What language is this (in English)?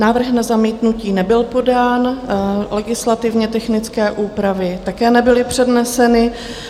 Czech